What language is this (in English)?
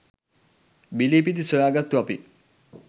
Sinhala